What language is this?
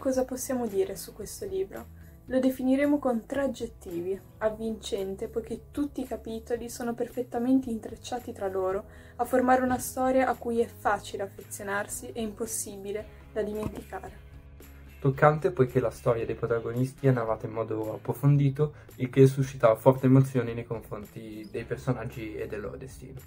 Italian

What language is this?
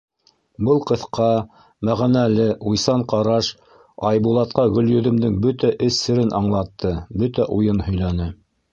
Bashkir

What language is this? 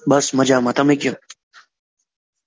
Gujarati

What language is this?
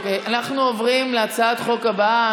Hebrew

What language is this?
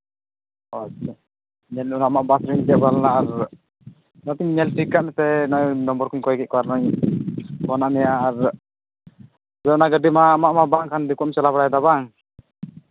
Santali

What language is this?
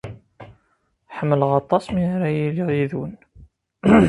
Kabyle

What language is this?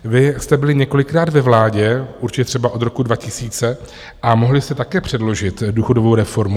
Czech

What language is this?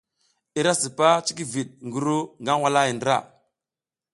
South Giziga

